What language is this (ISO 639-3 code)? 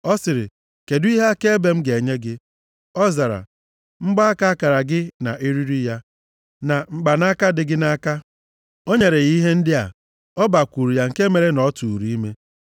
ibo